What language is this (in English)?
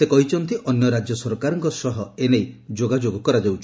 Odia